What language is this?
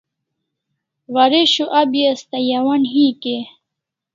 Kalasha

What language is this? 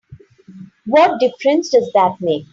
English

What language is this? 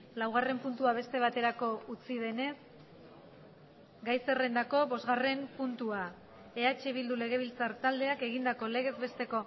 Basque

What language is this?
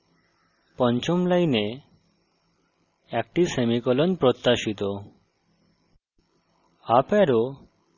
Bangla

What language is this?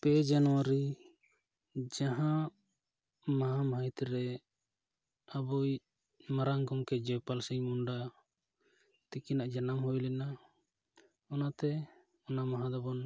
Santali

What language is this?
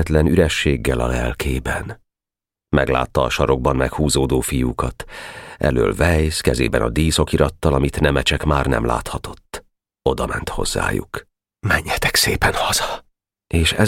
Hungarian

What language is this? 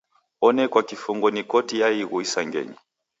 Taita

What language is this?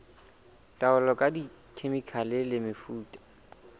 Southern Sotho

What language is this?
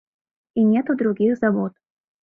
Mari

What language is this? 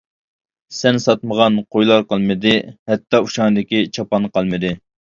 Uyghur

